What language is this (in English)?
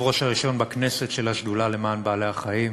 Hebrew